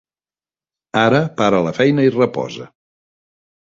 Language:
Catalan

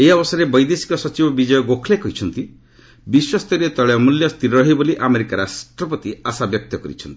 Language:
Odia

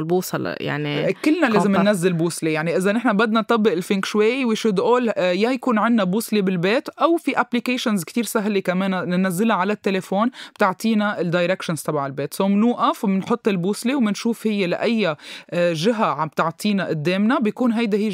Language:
Arabic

